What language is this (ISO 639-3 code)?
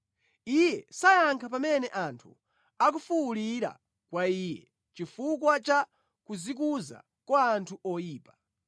nya